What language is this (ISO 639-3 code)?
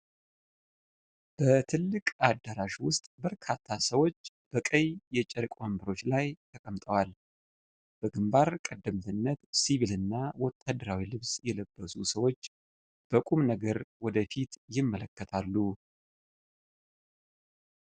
amh